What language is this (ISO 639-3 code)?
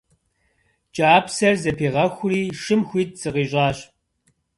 kbd